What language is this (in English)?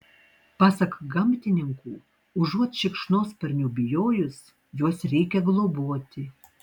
Lithuanian